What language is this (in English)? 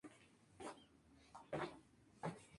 Spanish